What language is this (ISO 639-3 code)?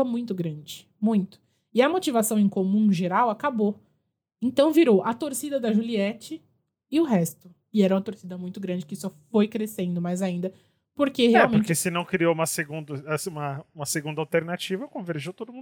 por